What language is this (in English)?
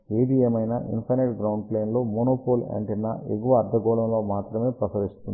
Telugu